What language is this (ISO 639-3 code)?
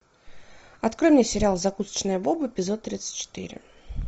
rus